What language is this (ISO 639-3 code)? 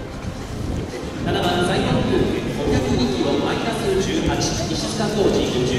jpn